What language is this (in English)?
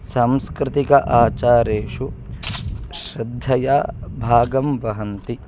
Sanskrit